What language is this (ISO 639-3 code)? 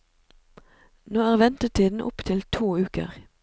nor